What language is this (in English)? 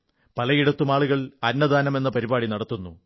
Malayalam